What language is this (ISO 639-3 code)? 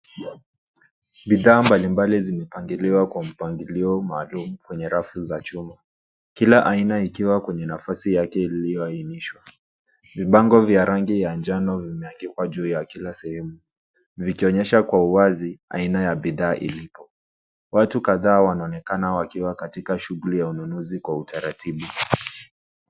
swa